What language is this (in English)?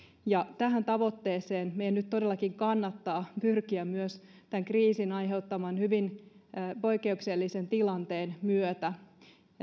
Finnish